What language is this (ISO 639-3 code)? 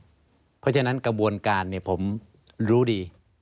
tha